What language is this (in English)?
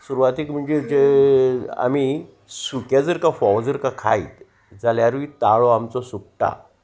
Konkani